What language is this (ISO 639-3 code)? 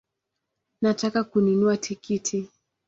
swa